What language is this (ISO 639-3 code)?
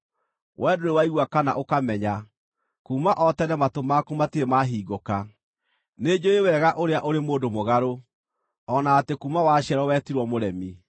kik